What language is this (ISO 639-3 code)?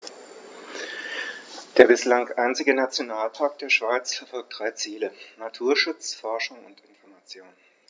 deu